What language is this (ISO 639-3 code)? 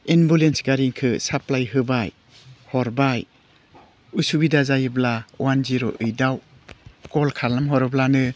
brx